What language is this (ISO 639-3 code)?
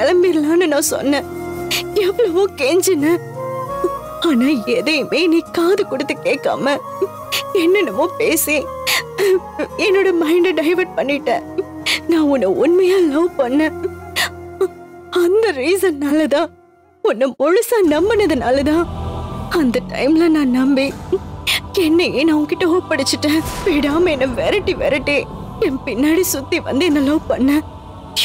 tam